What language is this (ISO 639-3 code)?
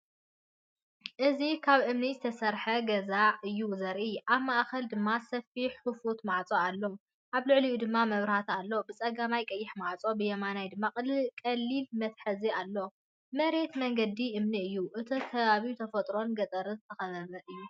tir